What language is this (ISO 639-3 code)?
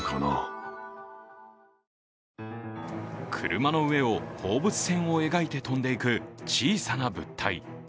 jpn